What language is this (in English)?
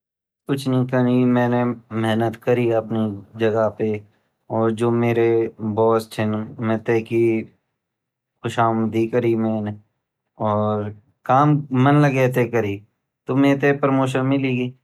Garhwali